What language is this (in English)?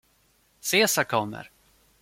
Swedish